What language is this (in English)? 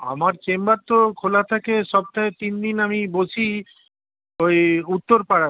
Bangla